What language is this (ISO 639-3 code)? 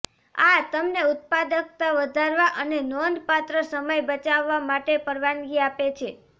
guj